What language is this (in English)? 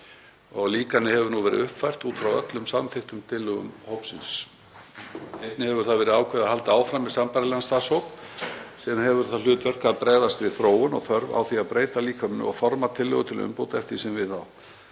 Icelandic